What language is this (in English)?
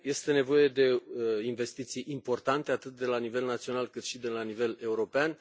Romanian